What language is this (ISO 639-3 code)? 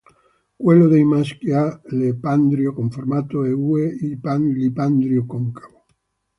ita